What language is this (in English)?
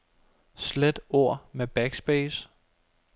Danish